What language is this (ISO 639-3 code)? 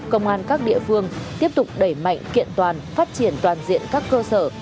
vie